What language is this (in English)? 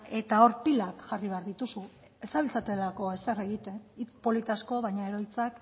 Basque